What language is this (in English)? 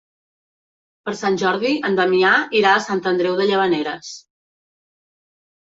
Catalan